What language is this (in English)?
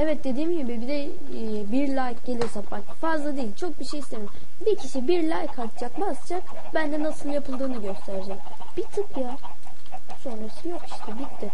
Turkish